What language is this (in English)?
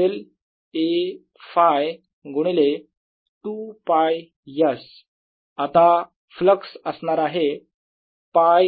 Marathi